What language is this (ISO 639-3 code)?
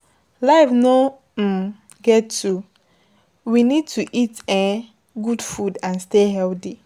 pcm